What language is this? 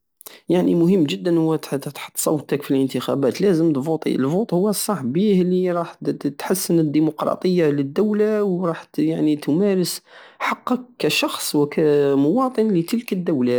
Algerian Saharan Arabic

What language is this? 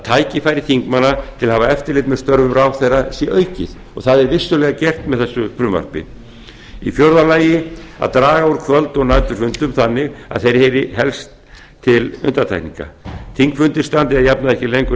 Icelandic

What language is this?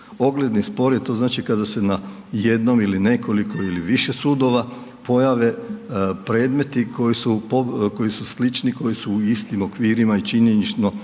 Croatian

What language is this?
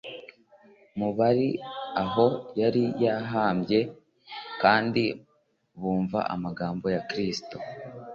Kinyarwanda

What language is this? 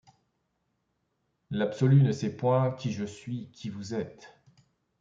French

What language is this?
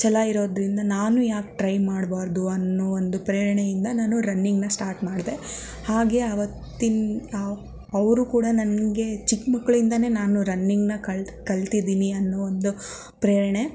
Kannada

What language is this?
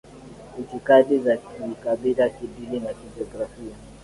Swahili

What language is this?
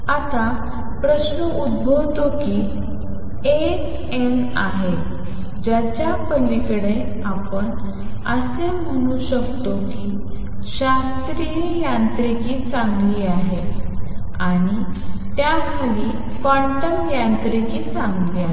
Marathi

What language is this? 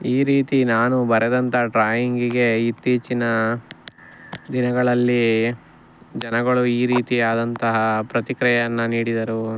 Kannada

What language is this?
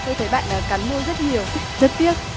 Vietnamese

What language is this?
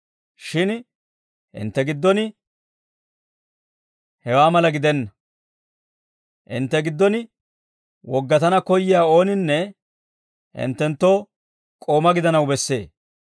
Dawro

